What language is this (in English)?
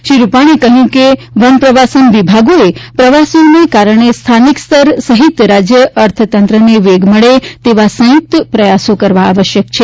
Gujarati